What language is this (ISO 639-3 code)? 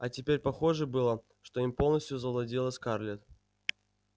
rus